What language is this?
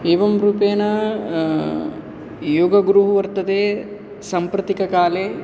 Sanskrit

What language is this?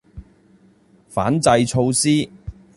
Cantonese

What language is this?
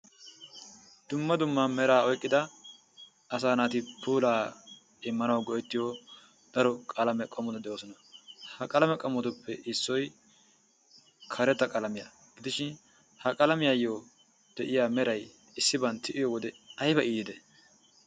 Wolaytta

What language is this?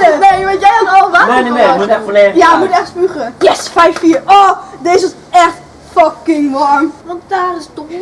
Dutch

